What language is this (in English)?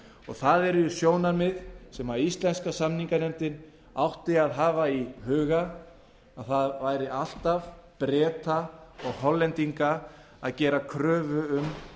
Icelandic